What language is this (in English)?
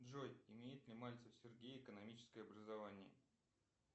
Russian